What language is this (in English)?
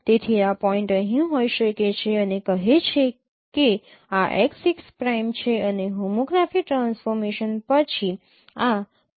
Gujarati